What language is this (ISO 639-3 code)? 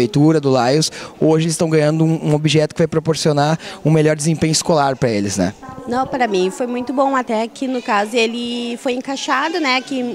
por